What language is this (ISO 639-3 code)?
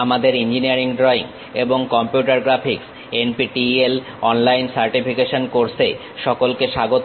ben